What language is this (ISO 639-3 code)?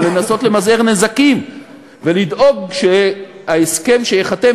heb